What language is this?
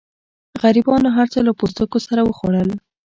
Pashto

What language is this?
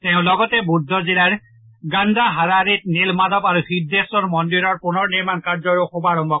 Assamese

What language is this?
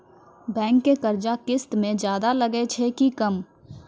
Maithili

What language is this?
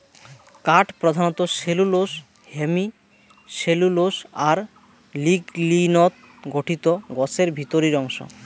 Bangla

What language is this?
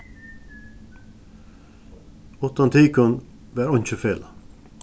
Faroese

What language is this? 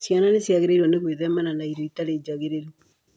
Kikuyu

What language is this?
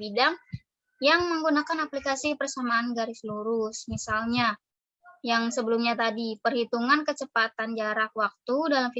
Indonesian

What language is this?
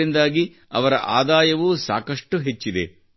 Kannada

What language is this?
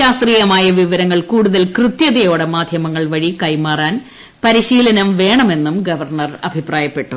Malayalam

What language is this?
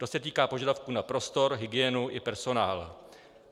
Czech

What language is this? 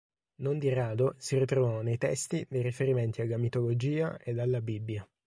Italian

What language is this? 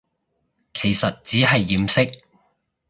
Cantonese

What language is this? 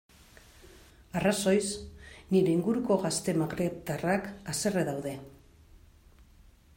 Basque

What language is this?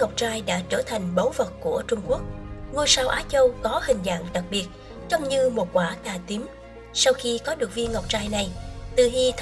Vietnamese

